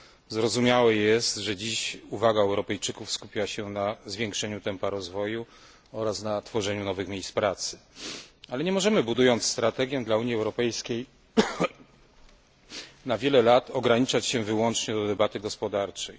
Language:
Polish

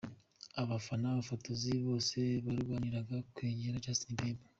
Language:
Kinyarwanda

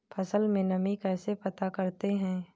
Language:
Hindi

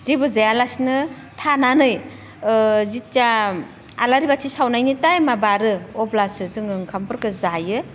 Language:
Bodo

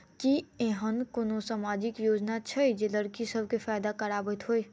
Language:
Maithili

